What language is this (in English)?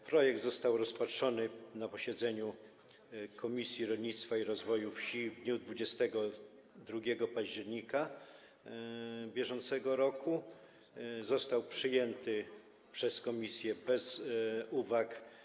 Polish